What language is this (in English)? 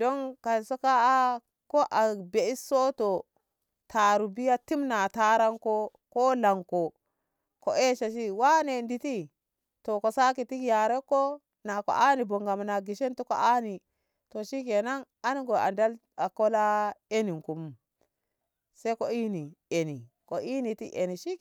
Ngamo